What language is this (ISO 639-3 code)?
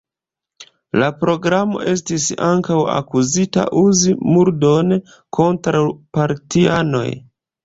epo